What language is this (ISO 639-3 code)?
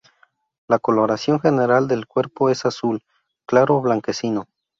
spa